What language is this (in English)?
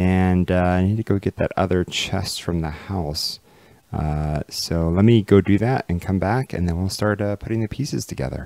English